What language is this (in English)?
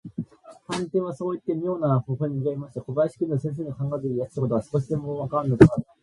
Japanese